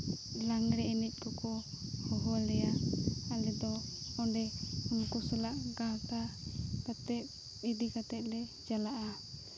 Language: Santali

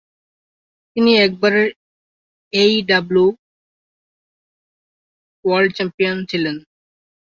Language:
Bangla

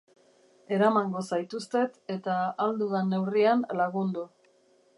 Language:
Basque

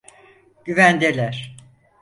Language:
Turkish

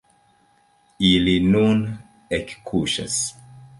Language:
Esperanto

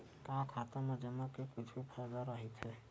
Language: Chhattisgarhi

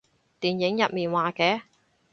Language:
Cantonese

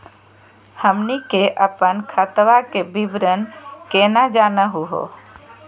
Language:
Magahi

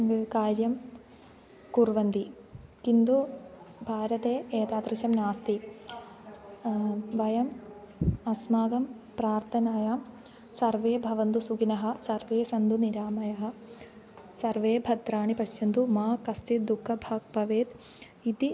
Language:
Sanskrit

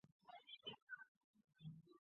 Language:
Chinese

